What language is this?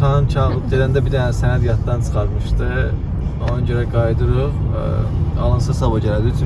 Turkish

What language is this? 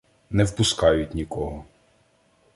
Ukrainian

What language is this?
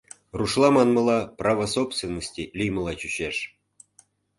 Mari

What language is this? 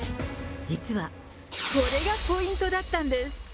Japanese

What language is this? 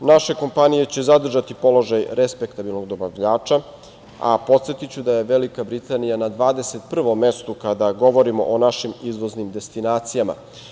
Serbian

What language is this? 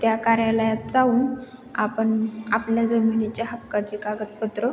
Marathi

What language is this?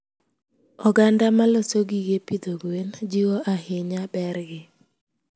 Luo (Kenya and Tanzania)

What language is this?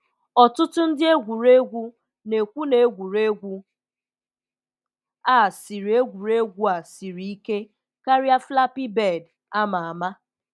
Igbo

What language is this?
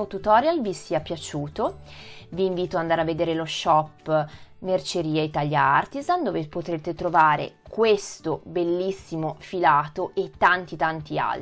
Italian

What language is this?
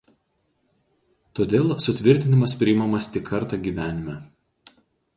Lithuanian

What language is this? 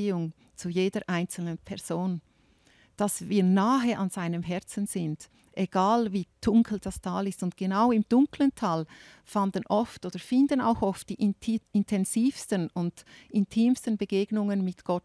German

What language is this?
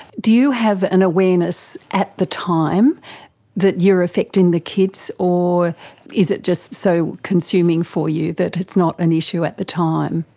English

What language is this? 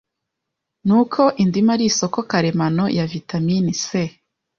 Kinyarwanda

